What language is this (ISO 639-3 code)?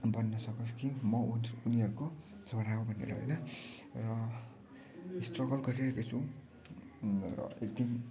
nep